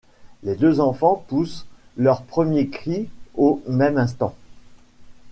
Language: French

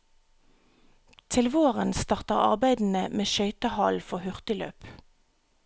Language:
Norwegian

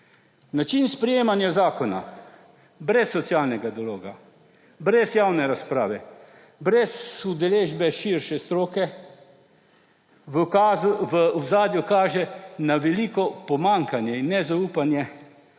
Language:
Slovenian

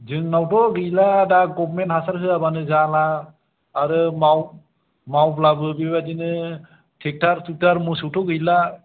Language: Bodo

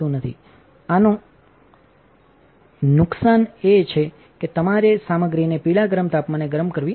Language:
Gujarati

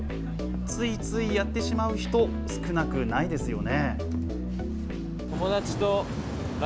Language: Japanese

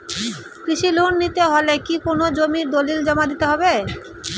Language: Bangla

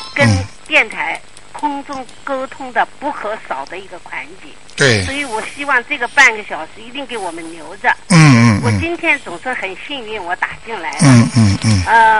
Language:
Chinese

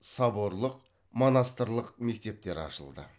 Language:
Kazakh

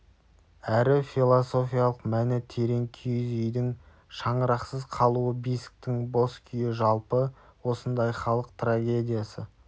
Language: Kazakh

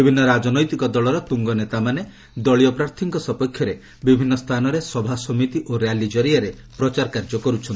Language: Odia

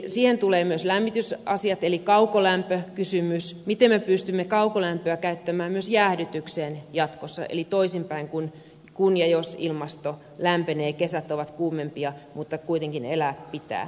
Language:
Finnish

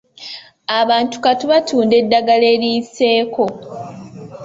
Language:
Ganda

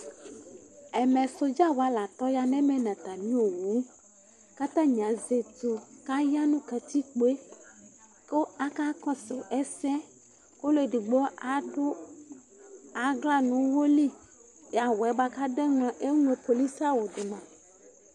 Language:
Ikposo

